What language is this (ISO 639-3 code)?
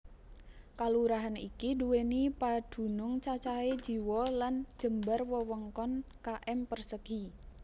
jav